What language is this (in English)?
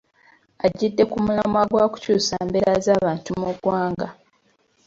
Ganda